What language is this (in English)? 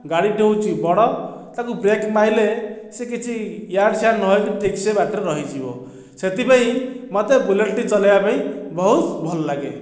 Odia